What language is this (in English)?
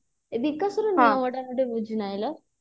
Odia